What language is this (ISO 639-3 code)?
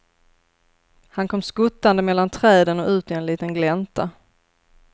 swe